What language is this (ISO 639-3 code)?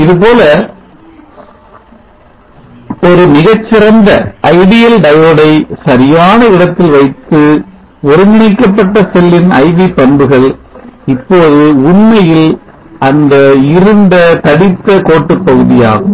tam